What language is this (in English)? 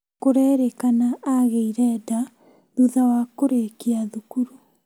Kikuyu